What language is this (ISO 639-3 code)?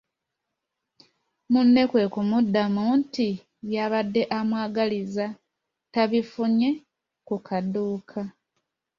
lug